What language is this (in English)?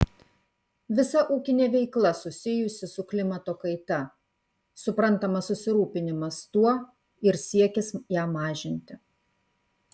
Lithuanian